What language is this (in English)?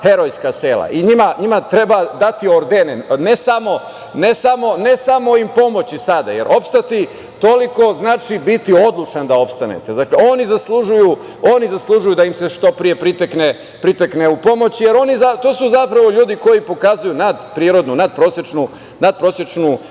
Serbian